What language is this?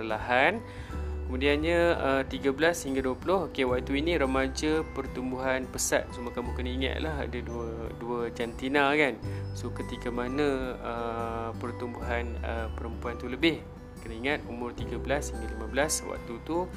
Malay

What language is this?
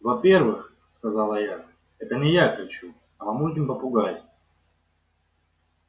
Russian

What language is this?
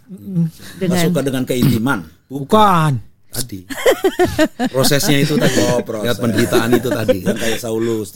Indonesian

